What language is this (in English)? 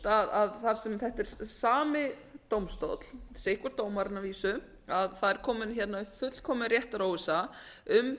Icelandic